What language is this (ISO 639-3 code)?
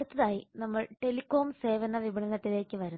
mal